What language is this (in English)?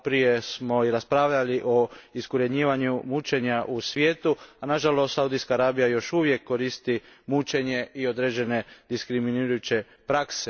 Croatian